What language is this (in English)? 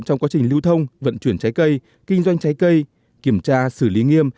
Vietnamese